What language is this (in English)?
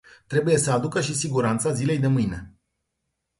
Romanian